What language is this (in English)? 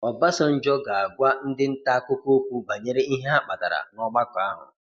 Igbo